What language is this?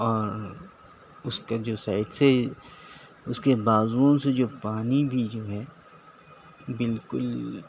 Urdu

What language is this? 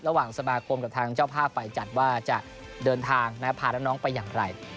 Thai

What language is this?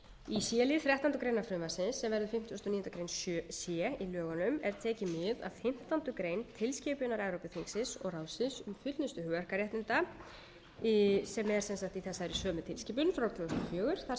Icelandic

